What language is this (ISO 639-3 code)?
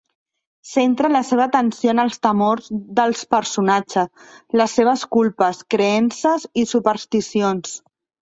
cat